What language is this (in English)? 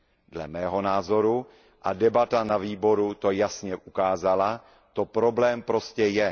Czech